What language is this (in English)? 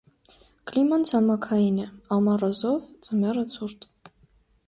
Armenian